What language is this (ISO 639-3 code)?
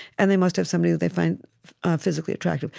eng